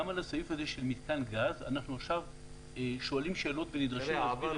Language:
Hebrew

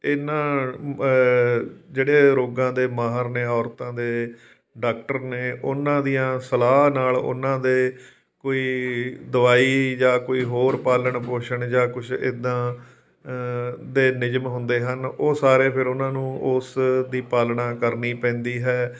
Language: Punjabi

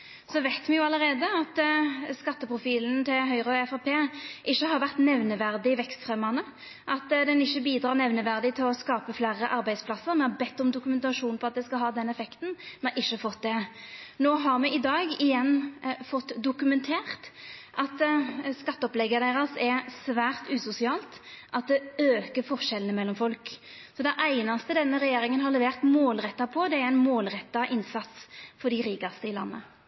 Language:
Norwegian Nynorsk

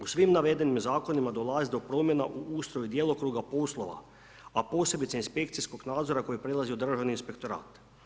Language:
Croatian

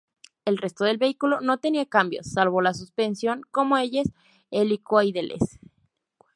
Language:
Spanish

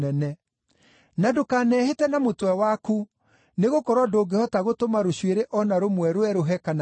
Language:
Kikuyu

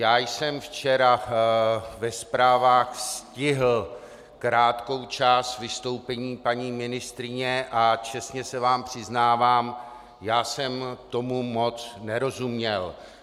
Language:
Czech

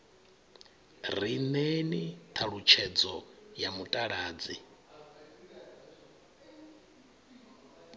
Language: Venda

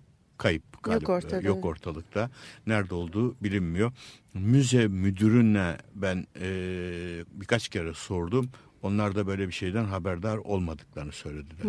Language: Turkish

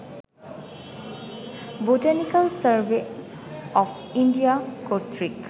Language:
Bangla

